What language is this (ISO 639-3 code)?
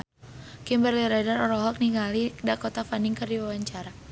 sun